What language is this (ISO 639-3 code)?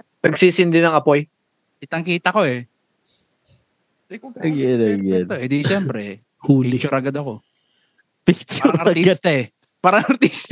fil